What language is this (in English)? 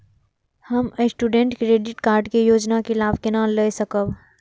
Maithili